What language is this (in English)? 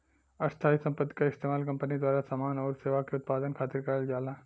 Bhojpuri